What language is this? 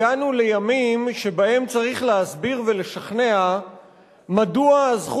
Hebrew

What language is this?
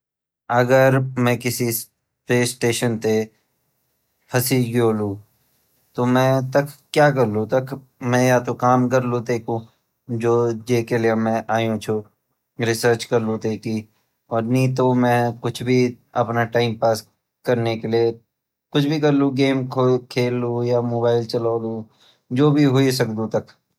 Garhwali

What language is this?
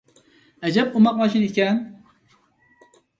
Uyghur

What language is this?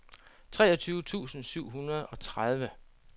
Danish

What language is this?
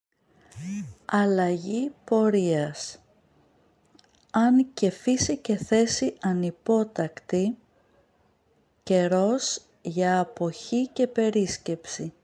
Greek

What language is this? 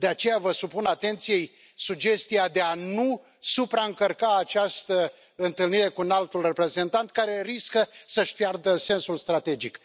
Romanian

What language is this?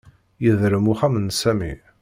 Kabyle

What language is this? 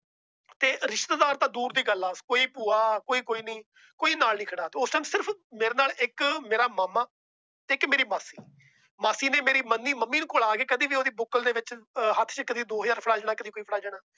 Punjabi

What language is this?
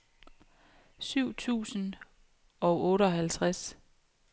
Danish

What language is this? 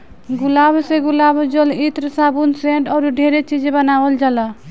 Bhojpuri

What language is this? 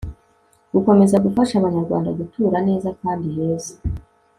Kinyarwanda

